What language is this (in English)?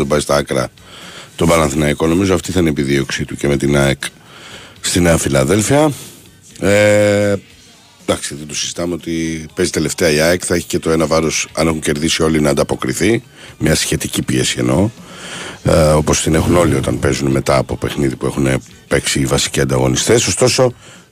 Greek